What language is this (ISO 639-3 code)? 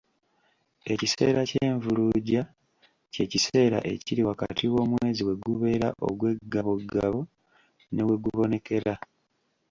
lug